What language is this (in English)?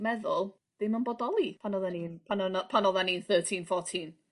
Welsh